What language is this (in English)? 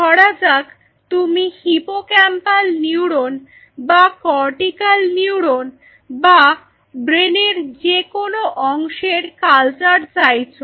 Bangla